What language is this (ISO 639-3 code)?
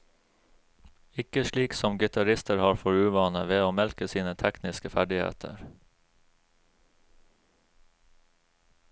nor